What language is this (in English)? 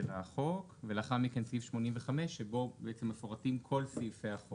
Hebrew